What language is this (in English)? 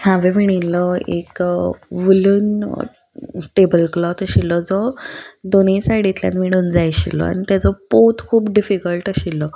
Konkani